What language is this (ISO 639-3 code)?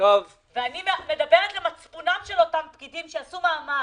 heb